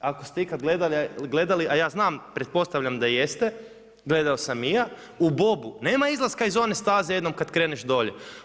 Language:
Croatian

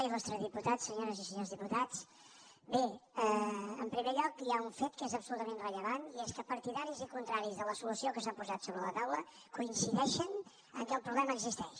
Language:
Catalan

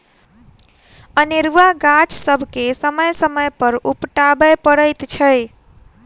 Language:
Maithili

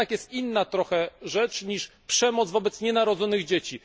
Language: Polish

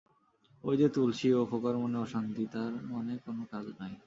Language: Bangla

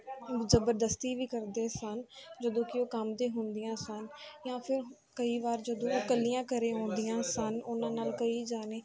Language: Punjabi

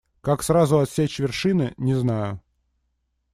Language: Russian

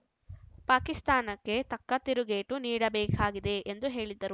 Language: Kannada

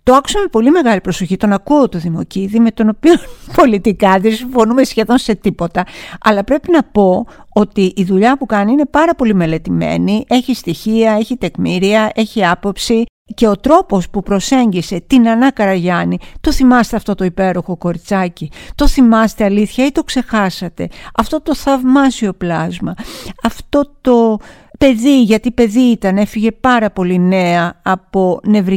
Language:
Greek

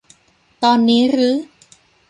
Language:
Thai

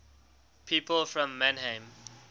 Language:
English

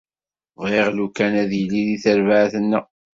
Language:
Kabyle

